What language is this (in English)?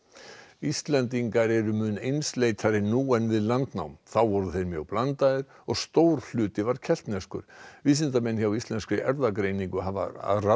Icelandic